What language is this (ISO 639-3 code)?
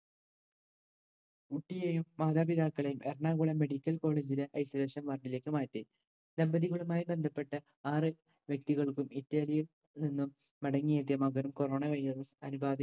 mal